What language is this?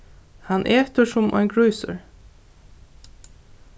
Faroese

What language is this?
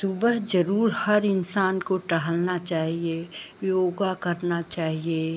Hindi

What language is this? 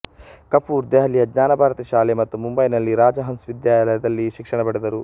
Kannada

